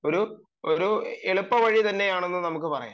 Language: Malayalam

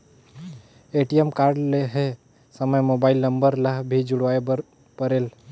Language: Chhattisgarhi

